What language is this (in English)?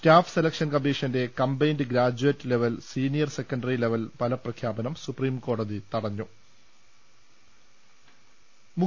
Malayalam